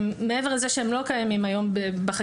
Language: Hebrew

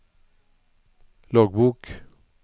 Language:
Norwegian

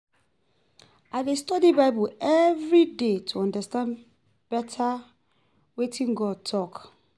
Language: Nigerian Pidgin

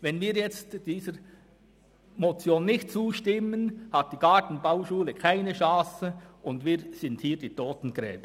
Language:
Swiss German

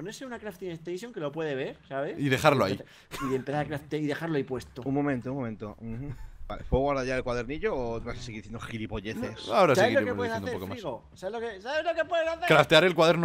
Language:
Spanish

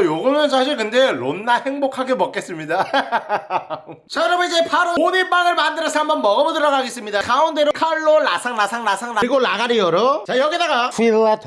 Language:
Korean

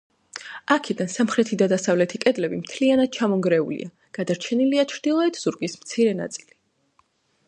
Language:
Georgian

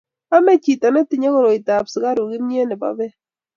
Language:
Kalenjin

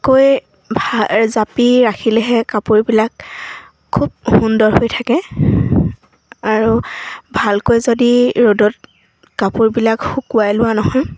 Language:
Assamese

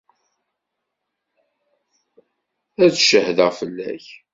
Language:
Kabyle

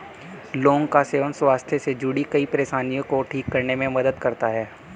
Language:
Hindi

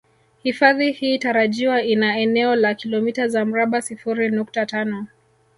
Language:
Swahili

